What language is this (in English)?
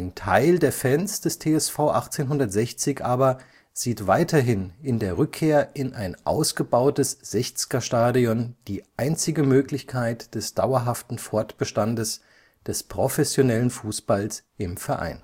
German